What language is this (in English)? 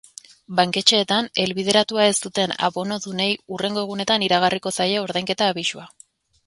Basque